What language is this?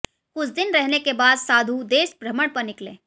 Hindi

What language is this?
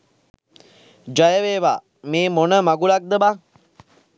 Sinhala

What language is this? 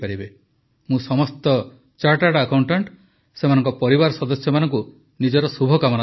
Odia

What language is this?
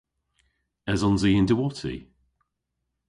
Cornish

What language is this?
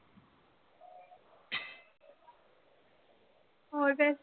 Punjabi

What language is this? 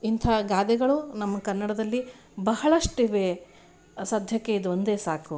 Kannada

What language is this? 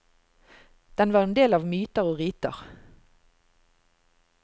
Norwegian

